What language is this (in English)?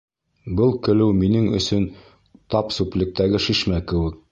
Bashkir